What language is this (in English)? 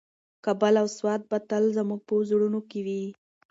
Pashto